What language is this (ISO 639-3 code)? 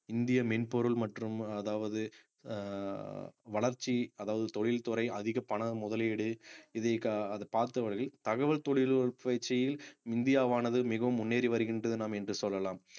tam